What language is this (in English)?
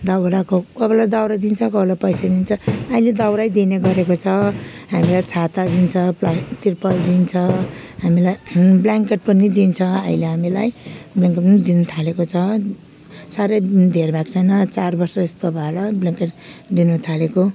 Nepali